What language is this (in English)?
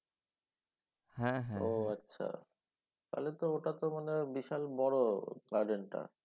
Bangla